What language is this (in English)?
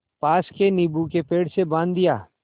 Hindi